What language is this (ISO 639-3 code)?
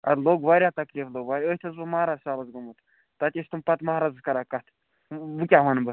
kas